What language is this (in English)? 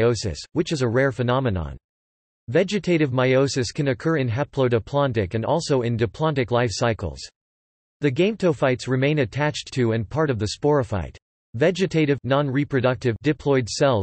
English